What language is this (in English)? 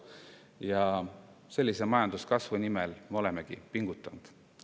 Estonian